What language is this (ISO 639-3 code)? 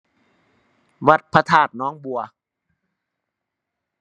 tha